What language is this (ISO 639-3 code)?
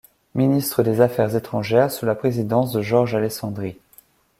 fra